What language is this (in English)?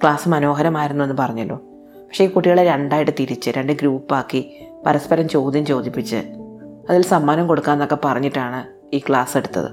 Malayalam